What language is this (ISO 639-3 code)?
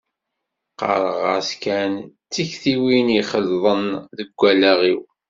kab